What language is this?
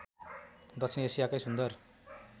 Nepali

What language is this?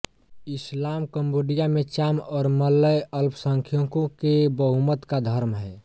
Hindi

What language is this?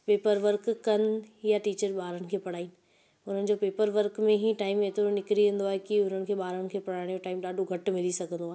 Sindhi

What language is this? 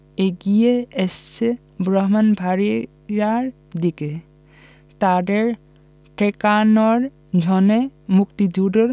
Bangla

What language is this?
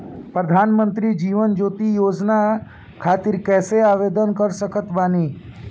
Bhojpuri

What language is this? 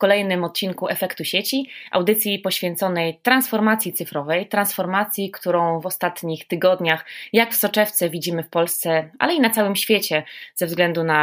Polish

